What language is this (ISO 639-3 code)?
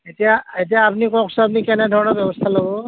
asm